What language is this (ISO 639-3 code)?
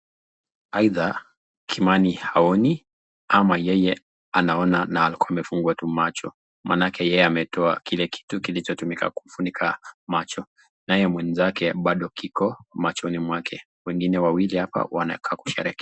swa